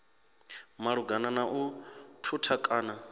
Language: Venda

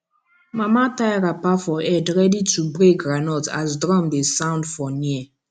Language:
Nigerian Pidgin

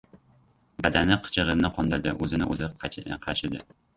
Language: Uzbek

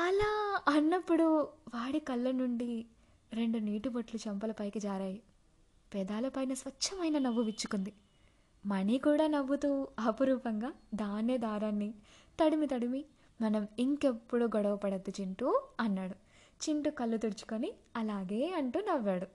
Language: Telugu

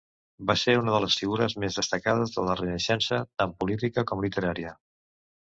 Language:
Catalan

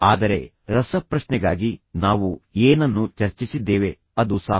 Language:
Kannada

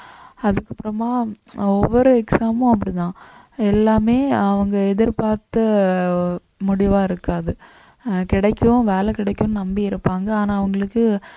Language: Tamil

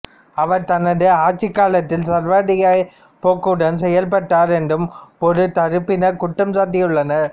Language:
Tamil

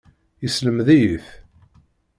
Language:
Kabyle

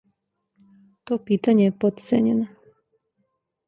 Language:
Serbian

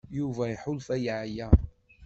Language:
Kabyle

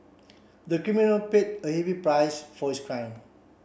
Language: English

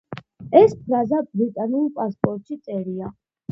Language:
Georgian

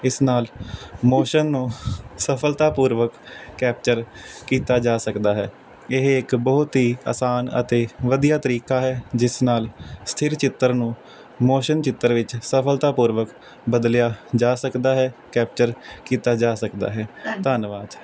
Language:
Punjabi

